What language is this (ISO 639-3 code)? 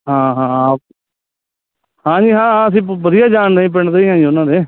pan